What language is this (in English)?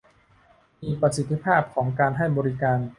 Thai